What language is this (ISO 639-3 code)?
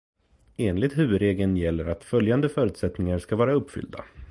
swe